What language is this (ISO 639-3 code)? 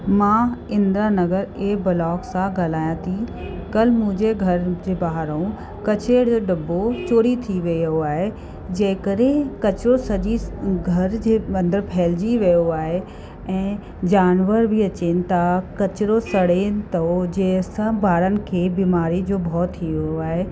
snd